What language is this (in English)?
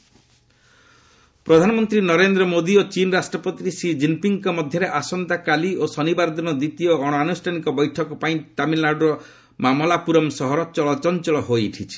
Odia